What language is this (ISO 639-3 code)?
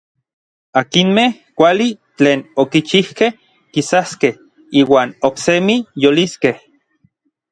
nlv